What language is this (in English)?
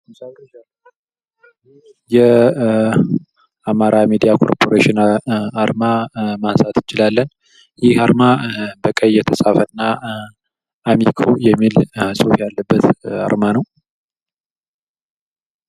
Amharic